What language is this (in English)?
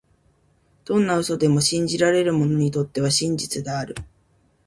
Japanese